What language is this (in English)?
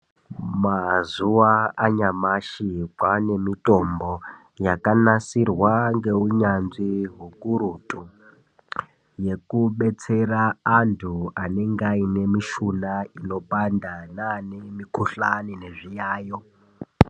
Ndau